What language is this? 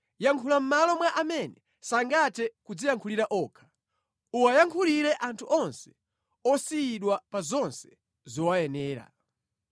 Nyanja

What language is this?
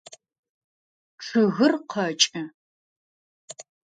Adyghe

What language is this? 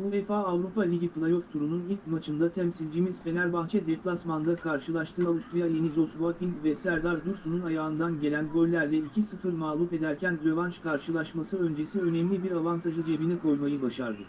Turkish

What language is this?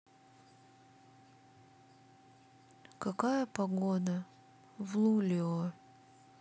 Russian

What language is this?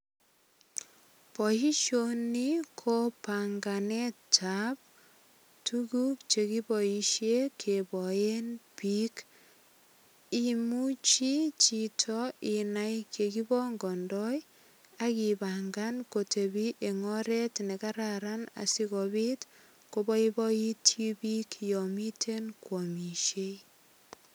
Kalenjin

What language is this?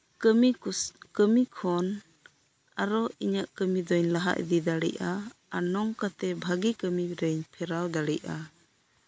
Santali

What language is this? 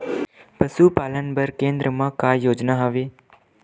Chhattisgarhi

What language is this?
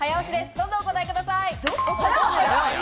Japanese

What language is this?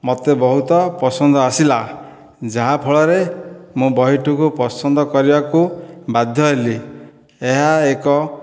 Odia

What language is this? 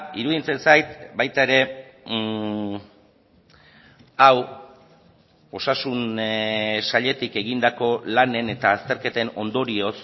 Basque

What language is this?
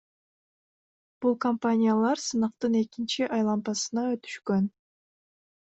Kyrgyz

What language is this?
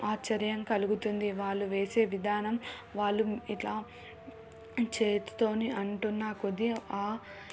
Telugu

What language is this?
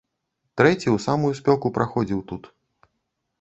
Belarusian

